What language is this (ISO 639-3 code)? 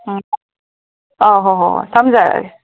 mni